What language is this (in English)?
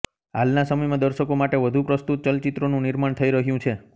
Gujarati